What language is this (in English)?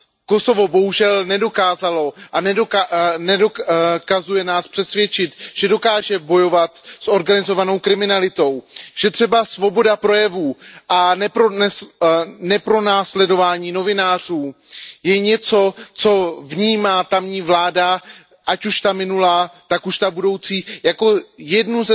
Czech